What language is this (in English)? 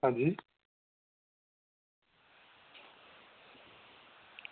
Dogri